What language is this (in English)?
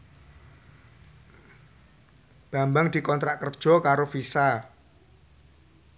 Javanese